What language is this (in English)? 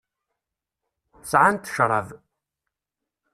Kabyle